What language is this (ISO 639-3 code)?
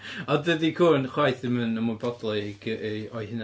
cym